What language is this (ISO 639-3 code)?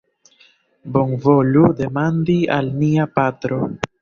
epo